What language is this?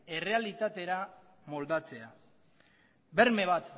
Basque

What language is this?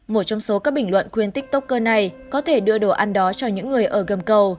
Vietnamese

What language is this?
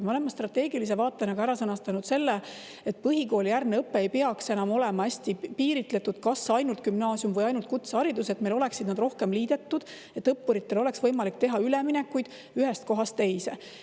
Estonian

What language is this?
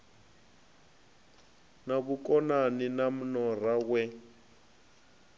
Venda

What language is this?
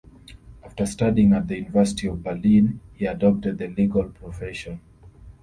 English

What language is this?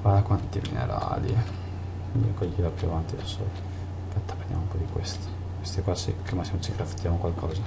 Italian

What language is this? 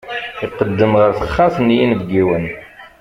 Kabyle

